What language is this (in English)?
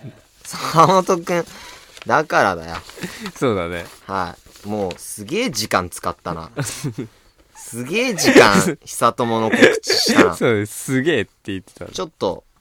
Japanese